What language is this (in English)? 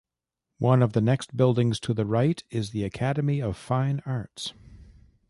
English